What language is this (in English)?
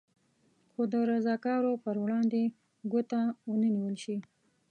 Pashto